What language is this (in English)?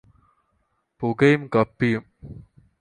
Malayalam